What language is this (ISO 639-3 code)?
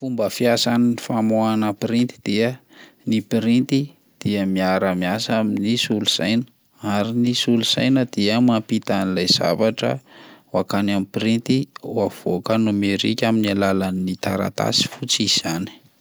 mlg